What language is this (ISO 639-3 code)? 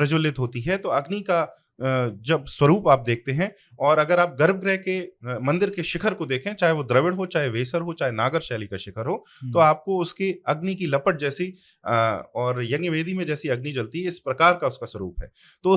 hin